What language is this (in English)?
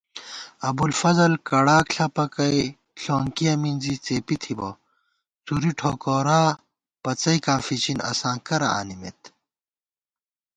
Gawar-Bati